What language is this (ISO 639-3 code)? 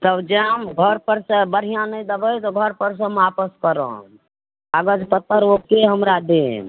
mai